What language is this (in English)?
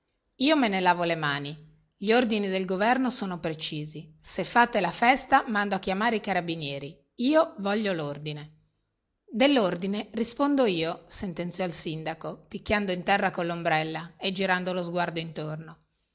Italian